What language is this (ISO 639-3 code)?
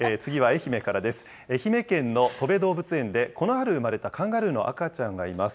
jpn